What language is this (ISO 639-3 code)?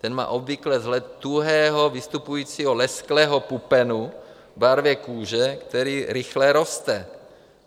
ces